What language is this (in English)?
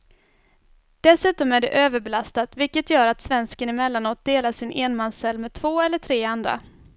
Swedish